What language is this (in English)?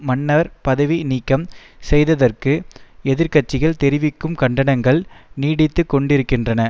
Tamil